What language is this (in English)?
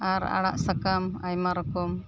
Santali